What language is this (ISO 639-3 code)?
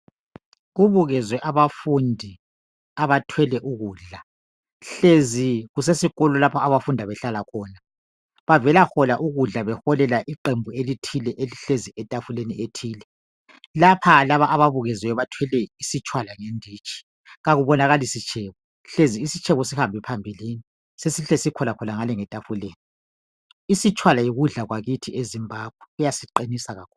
nde